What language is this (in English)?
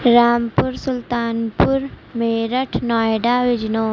Urdu